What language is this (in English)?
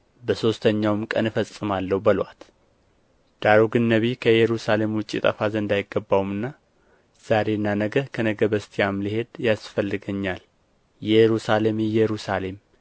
Amharic